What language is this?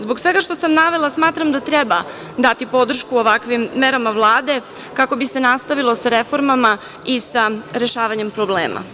Serbian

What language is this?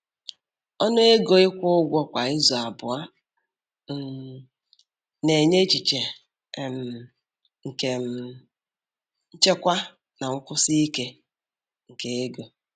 Igbo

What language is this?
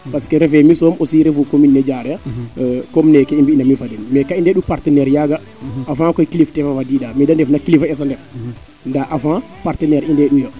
Serer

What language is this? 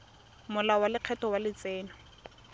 Tswana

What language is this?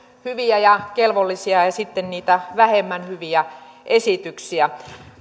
Finnish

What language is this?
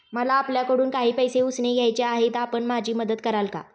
Marathi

